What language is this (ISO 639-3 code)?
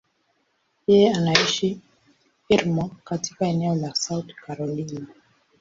swa